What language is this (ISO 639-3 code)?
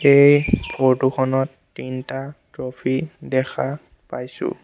asm